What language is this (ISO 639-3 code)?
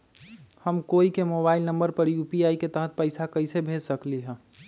mag